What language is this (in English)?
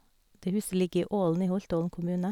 Norwegian